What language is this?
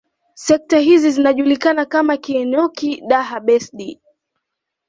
Swahili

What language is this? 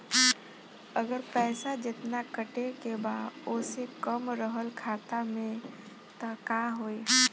Bhojpuri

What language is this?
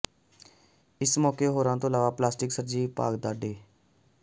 Punjabi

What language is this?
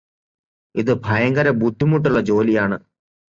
Malayalam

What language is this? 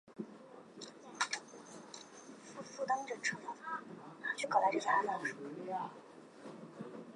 Chinese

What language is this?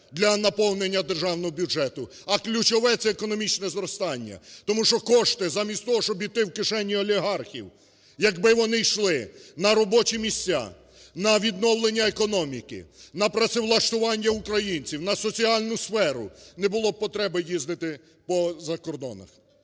Ukrainian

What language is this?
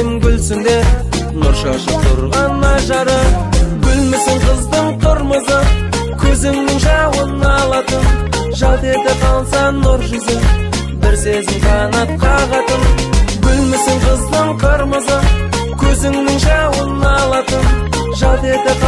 Turkish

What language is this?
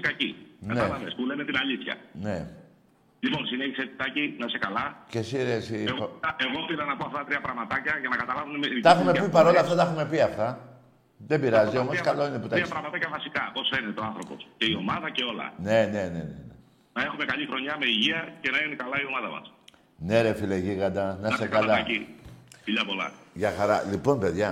Greek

